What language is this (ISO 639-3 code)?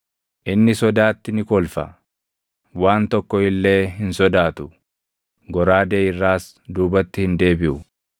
orm